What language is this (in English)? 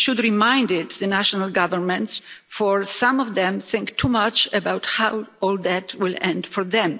English